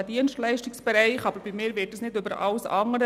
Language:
Swiss German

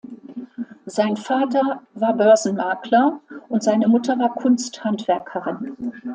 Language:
German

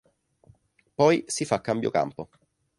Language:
Italian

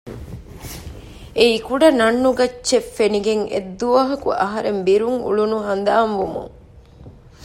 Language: Divehi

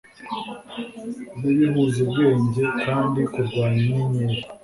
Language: Kinyarwanda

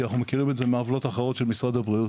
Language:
Hebrew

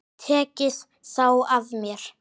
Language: Icelandic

